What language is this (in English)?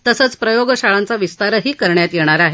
Marathi